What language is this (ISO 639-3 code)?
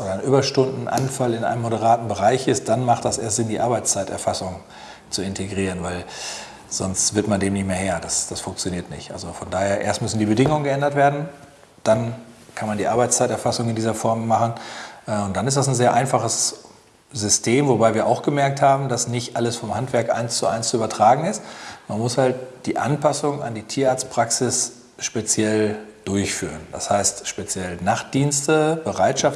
deu